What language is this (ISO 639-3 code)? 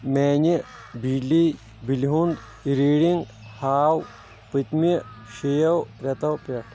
kas